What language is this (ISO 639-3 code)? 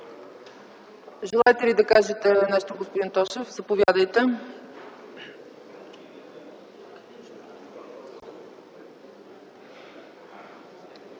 bul